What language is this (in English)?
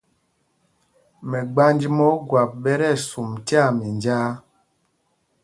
Mpumpong